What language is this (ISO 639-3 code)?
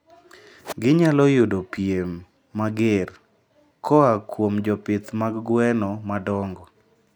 luo